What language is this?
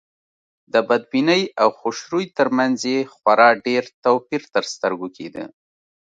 Pashto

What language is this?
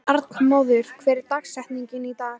Icelandic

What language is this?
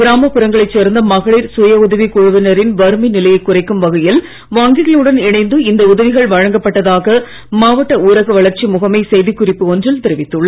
Tamil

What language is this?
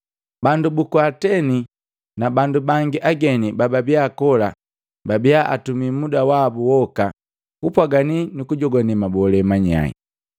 Matengo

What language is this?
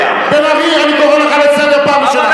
Hebrew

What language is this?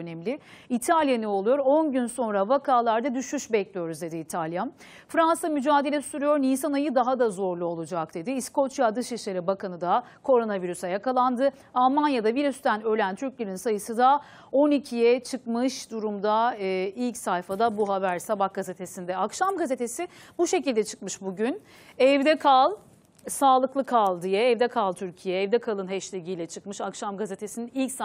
Turkish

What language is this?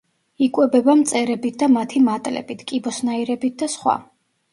Georgian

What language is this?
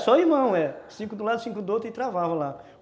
Portuguese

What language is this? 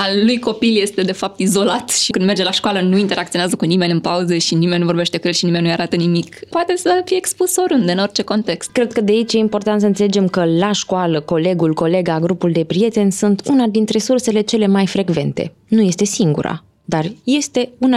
Romanian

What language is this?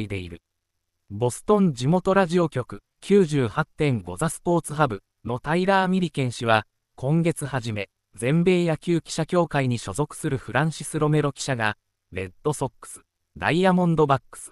Japanese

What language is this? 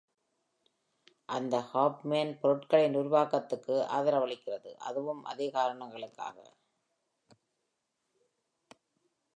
Tamil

